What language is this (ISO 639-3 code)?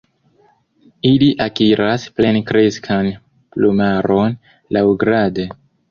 epo